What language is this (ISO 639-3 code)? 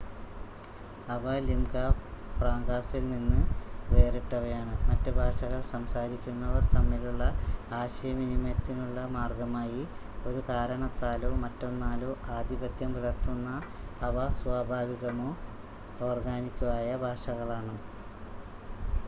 mal